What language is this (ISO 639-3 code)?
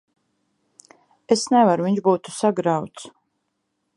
lav